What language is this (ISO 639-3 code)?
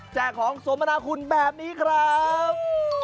tha